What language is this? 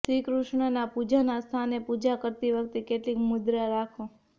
Gujarati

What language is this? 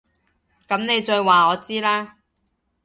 Cantonese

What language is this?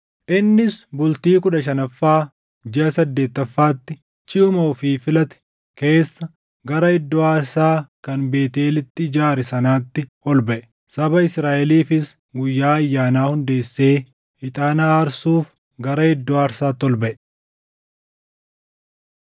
Oromo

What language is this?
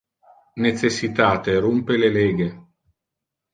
Interlingua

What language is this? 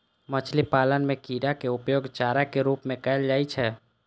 Maithili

